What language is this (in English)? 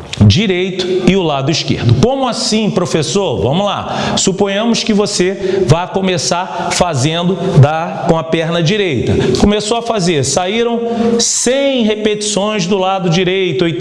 Portuguese